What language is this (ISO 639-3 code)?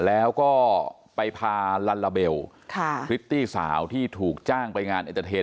tha